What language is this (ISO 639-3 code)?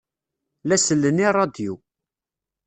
kab